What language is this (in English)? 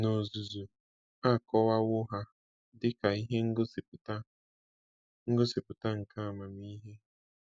Igbo